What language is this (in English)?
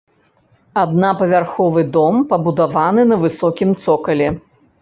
Belarusian